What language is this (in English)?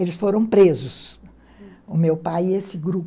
Portuguese